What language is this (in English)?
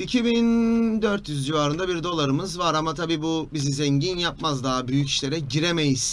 Turkish